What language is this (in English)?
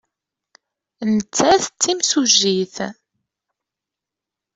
Kabyle